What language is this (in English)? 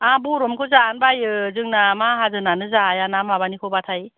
Bodo